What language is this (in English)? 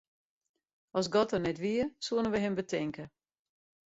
Western Frisian